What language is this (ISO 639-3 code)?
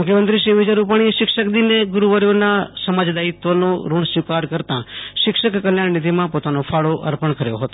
guj